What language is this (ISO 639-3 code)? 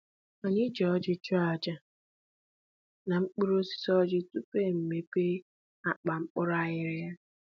ibo